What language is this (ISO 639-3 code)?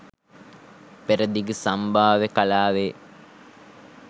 sin